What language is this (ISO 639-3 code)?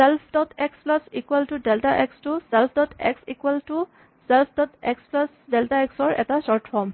asm